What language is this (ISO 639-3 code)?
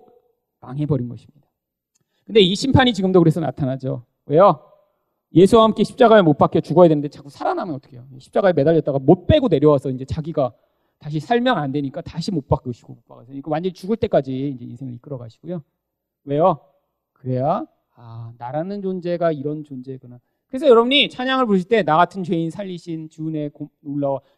kor